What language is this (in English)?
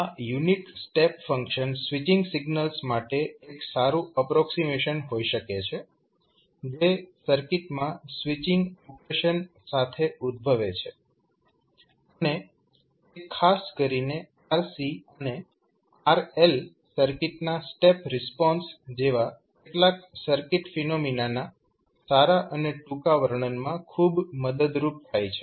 Gujarati